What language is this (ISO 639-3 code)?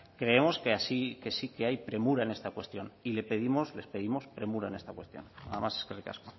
spa